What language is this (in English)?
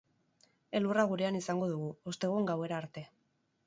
Basque